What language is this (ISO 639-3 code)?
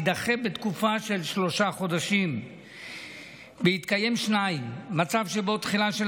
heb